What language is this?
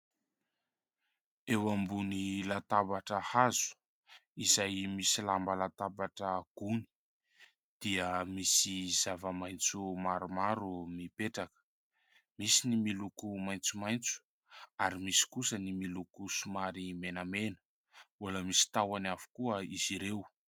Malagasy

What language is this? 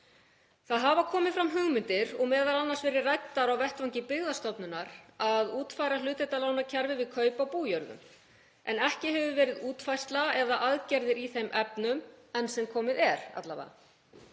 Icelandic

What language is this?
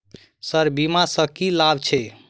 Maithili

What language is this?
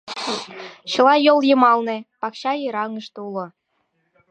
Mari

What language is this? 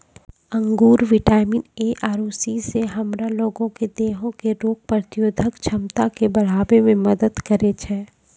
Maithili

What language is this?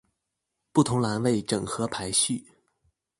Chinese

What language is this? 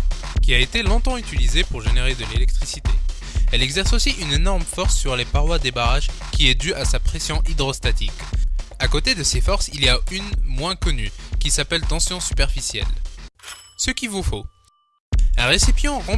French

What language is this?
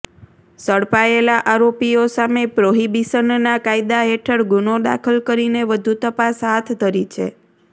Gujarati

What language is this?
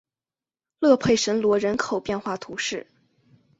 Chinese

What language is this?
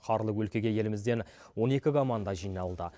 Kazakh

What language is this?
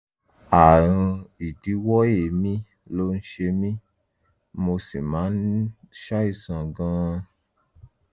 Yoruba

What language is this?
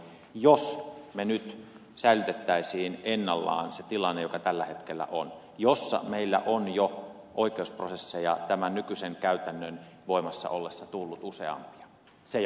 Finnish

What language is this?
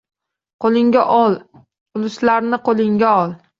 Uzbek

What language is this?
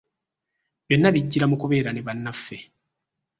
Ganda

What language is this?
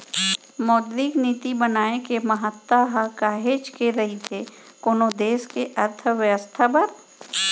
Chhattisgarhi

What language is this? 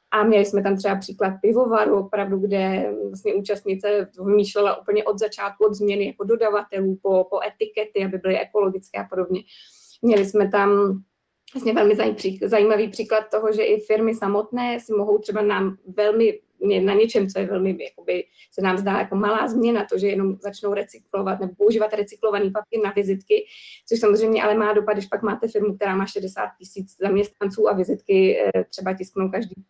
Czech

